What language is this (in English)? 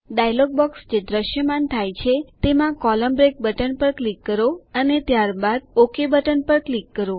Gujarati